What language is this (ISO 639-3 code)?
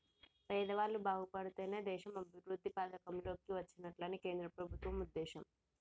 tel